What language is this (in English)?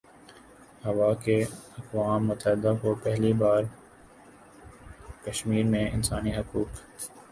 Urdu